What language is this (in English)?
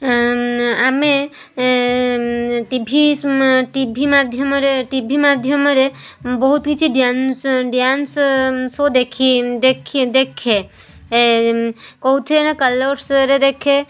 Odia